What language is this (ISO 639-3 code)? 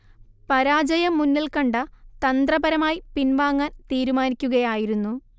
mal